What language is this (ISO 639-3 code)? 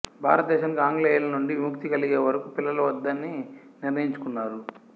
tel